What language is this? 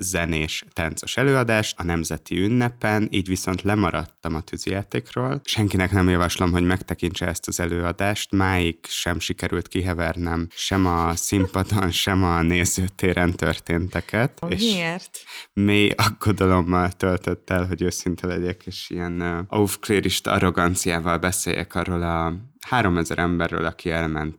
Hungarian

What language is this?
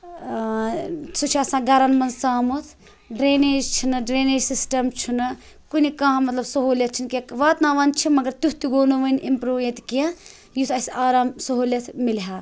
Kashmiri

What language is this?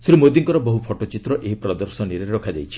Odia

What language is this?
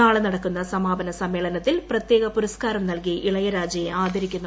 Malayalam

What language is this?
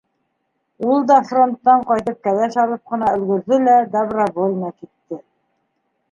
Bashkir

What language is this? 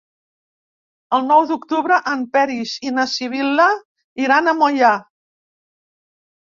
Catalan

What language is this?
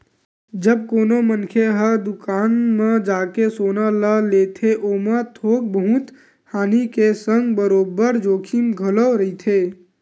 Chhattisgarhi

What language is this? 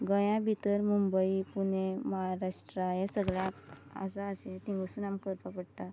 Konkani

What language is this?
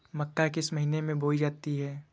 Hindi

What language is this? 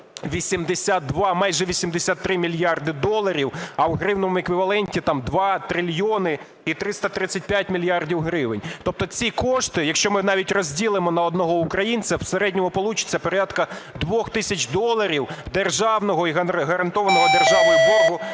Ukrainian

